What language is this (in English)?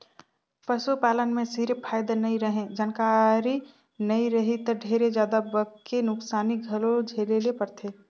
Chhattisgarhi